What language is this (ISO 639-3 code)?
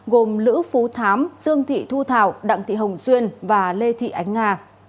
vie